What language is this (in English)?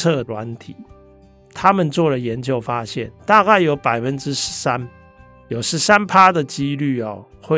Chinese